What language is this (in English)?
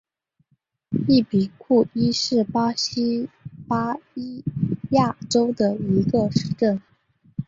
Chinese